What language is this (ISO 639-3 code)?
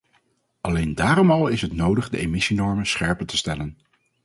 nld